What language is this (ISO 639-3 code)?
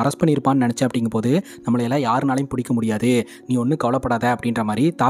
tam